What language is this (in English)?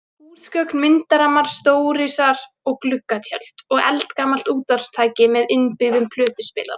Icelandic